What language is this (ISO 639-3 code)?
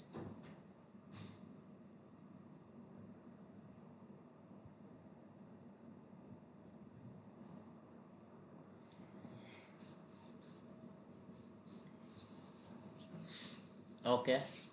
guj